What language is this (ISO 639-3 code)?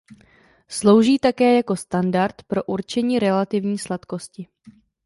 ces